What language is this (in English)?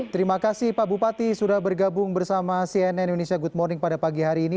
Indonesian